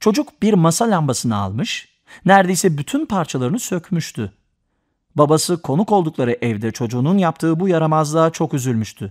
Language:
Turkish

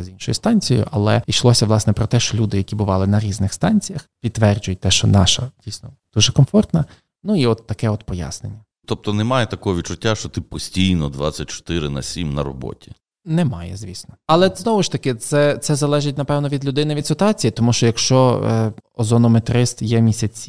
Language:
Ukrainian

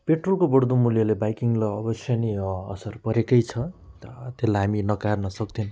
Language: Nepali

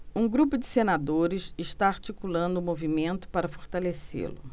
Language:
Portuguese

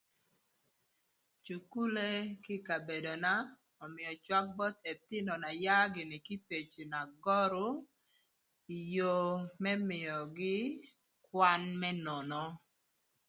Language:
Thur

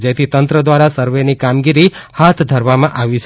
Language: Gujarati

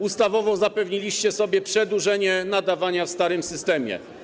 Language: Polish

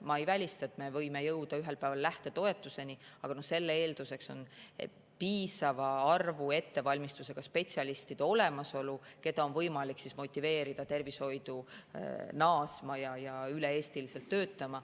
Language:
Estonian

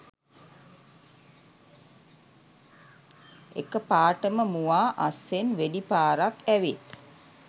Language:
Sinhala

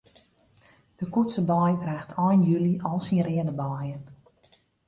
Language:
Western Frisian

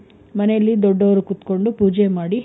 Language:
Kannada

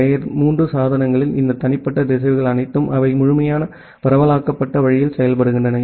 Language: Tamil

